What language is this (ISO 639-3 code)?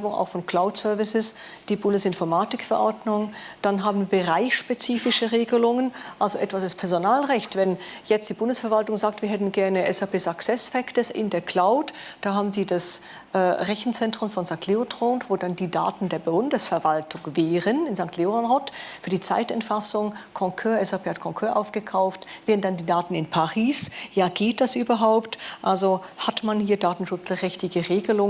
deu